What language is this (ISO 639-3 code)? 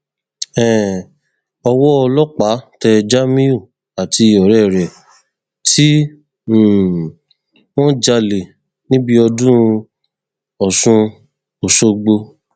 yor